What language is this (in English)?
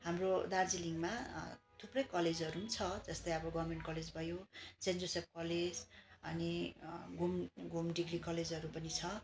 Nepali